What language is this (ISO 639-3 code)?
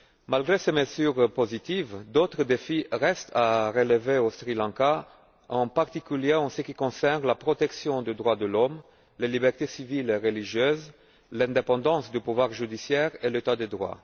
fra